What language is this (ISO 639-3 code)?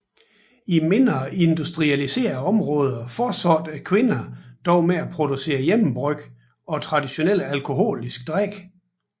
dan